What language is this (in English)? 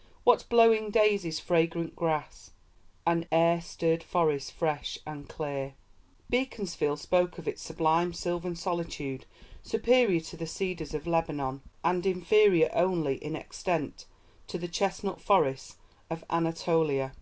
English